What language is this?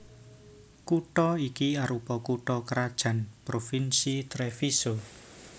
Javanese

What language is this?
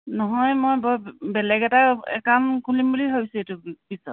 Assamese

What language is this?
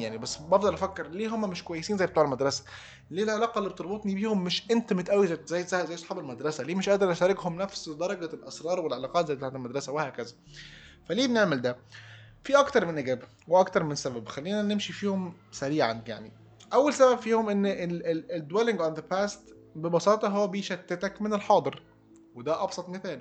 Arabic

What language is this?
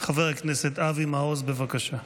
Hebrew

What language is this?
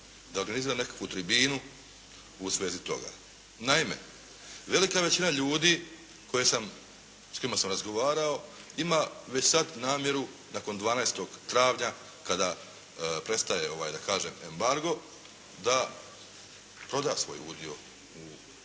Croatian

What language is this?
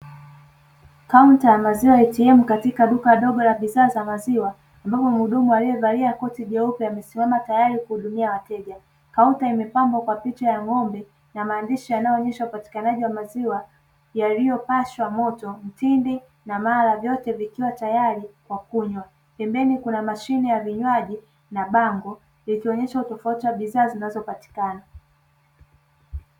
Swahili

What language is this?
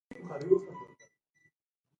Pashto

